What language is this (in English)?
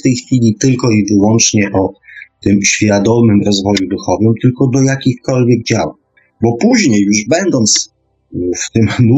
Polish